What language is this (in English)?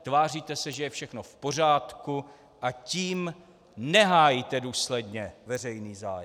Czech